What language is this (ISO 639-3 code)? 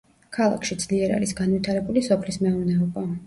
kat